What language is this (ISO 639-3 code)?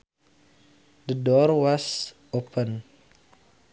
sun